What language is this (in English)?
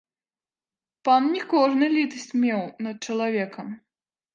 Belarusian